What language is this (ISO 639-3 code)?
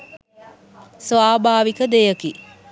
sin